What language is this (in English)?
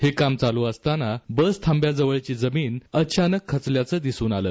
Marathi